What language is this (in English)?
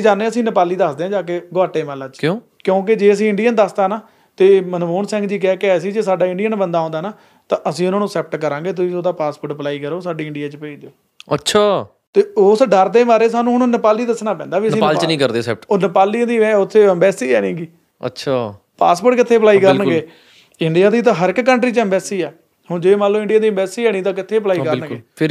Punjabi